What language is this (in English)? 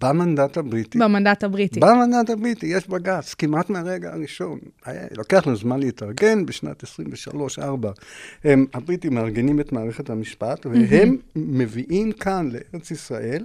Hebrew